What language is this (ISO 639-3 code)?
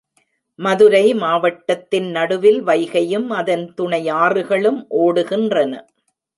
tam